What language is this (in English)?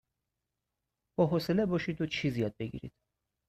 Persian